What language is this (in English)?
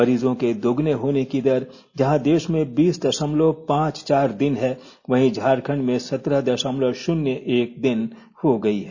Hindi